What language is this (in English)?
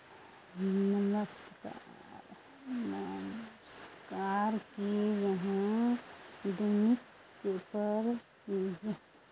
Maithili